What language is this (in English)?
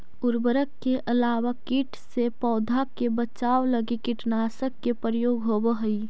Magahi